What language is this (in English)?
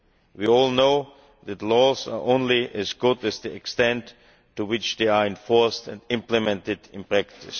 English